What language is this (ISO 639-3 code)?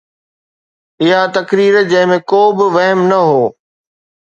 snd